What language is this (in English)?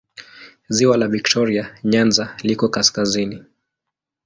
Swahili